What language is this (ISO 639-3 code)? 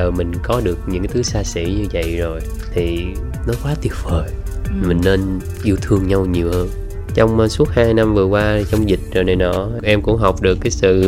vie